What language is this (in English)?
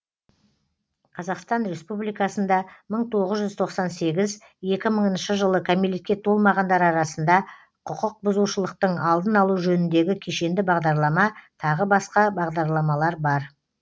Kazakh